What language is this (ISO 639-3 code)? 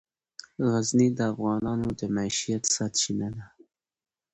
pus